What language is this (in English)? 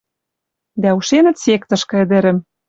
Western Mari